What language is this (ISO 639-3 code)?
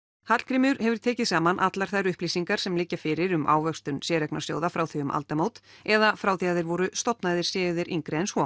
isl